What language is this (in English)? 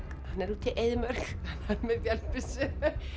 Icelandic